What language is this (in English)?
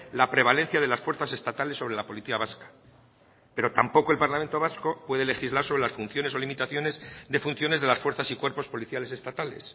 Spanish